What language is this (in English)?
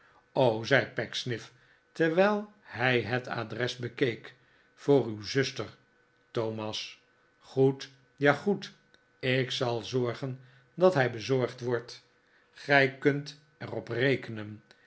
Dutch